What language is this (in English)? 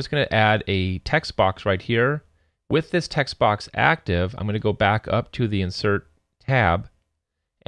English